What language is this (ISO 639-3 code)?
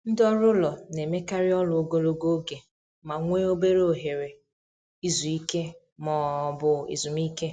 ibo